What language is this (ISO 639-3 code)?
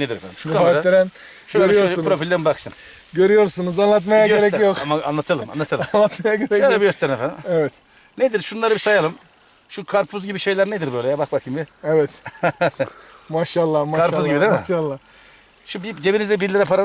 tur